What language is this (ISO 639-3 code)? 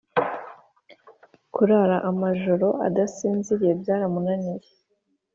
kin